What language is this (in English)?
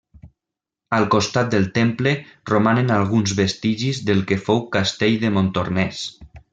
Catalan